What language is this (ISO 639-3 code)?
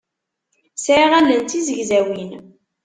kab